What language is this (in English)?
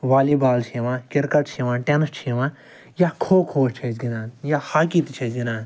Kashmiri